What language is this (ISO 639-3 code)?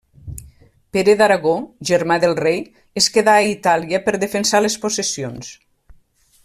cat